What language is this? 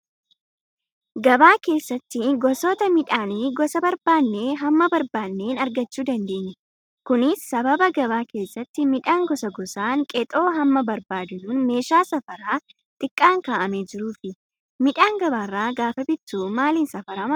Oromo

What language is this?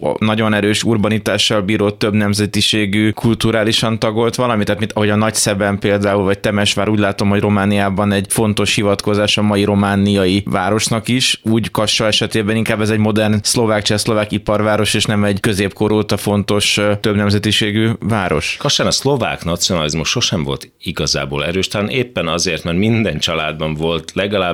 Hungarian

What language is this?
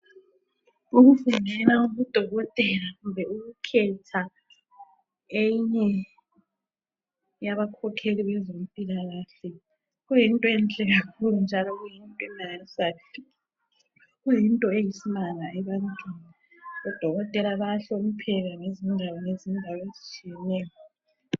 North Ndebele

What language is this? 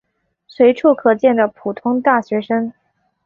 Chinese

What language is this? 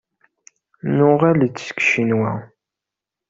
Kabyle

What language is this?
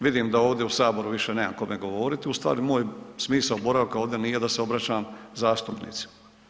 Croatian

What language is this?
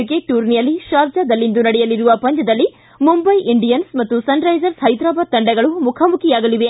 Kannada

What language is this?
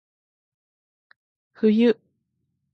Japanese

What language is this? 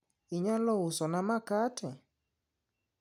Luo (Kenya and Tanzania)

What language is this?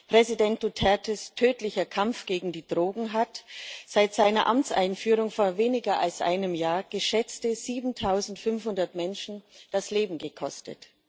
German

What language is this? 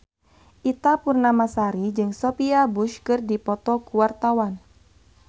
Sundanese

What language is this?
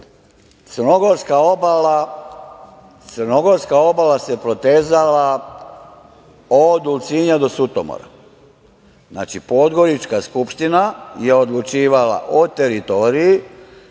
Serbian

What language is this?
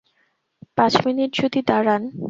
Bangla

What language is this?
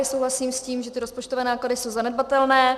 Czech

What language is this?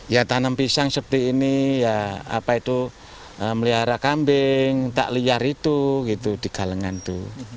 Indonesian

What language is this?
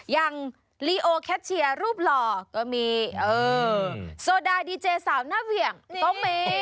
Thai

